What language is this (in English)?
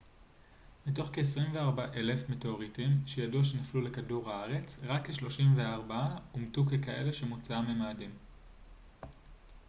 Hebrew